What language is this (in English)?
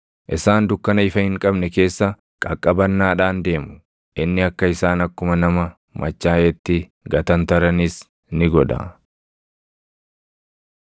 Oromo